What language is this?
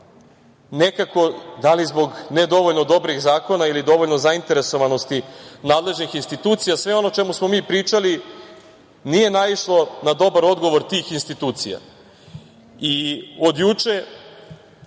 Serbian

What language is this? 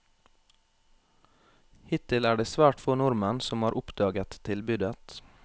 Norwegian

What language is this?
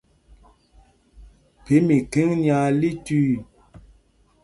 Mpumpong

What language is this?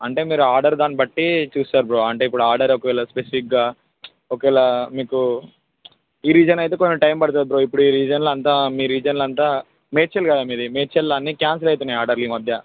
Telugu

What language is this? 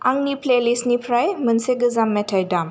Bodo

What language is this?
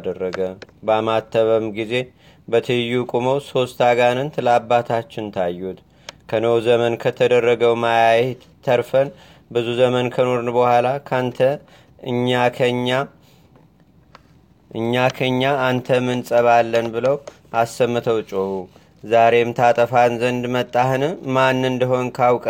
Amharic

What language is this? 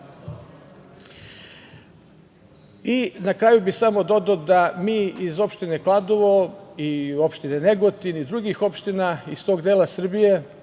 Serbian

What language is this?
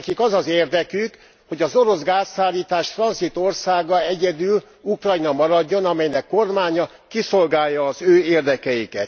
Hungarian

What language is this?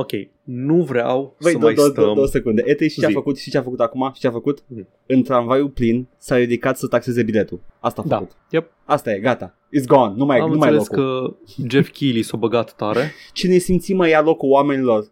Romanian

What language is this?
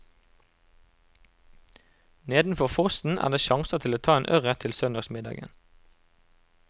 Norwegian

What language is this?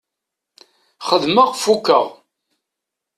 Kabyle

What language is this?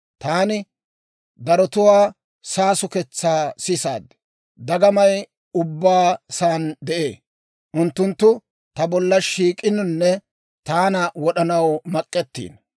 Dawro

